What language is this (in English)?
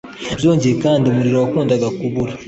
Kinyarwanda